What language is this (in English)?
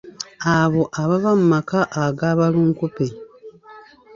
Ganda